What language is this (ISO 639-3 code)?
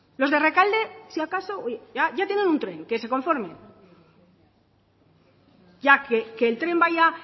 spa